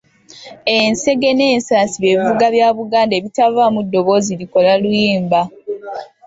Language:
Ganda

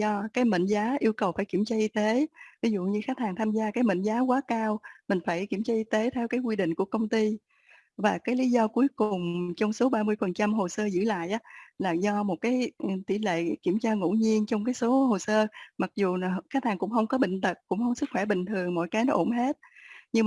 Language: Vietnamese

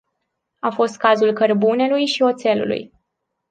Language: Romanian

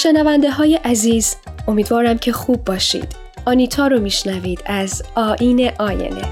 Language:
Persian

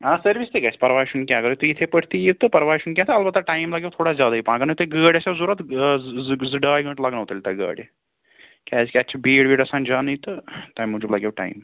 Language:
Kashmiri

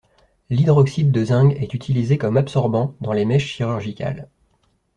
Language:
French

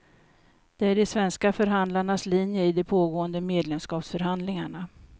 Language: Swedish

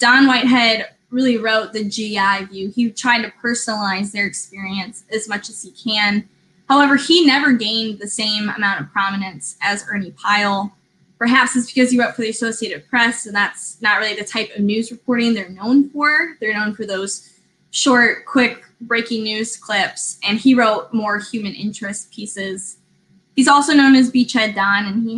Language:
English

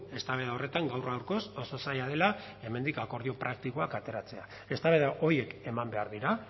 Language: Basque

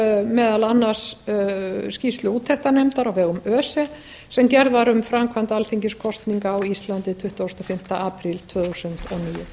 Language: Icelandic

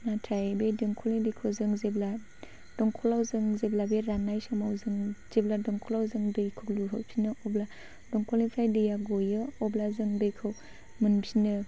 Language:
Bodo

